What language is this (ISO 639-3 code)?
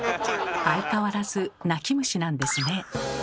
jpn